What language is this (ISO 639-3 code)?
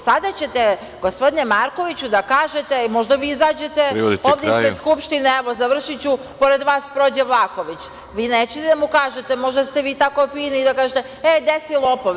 srp